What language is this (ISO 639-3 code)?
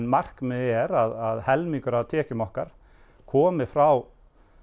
isl